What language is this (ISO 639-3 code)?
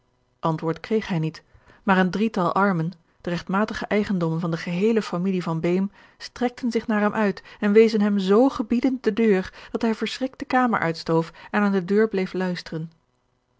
nld